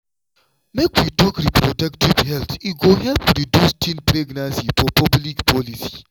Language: Nigerian Pidgin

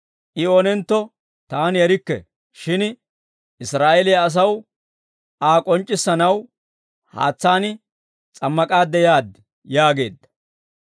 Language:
Dawro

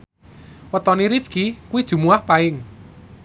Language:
Javanese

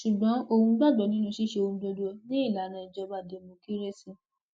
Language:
Yoruba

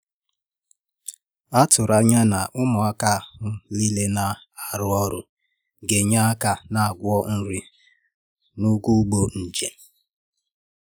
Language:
Igbo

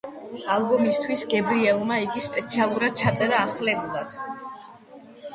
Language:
Georgian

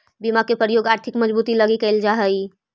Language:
Magahi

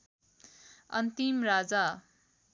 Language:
Nepali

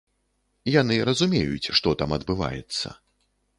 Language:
Belarusian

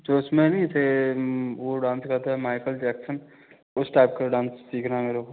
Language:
Hindi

